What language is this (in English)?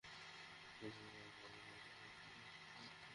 Bangla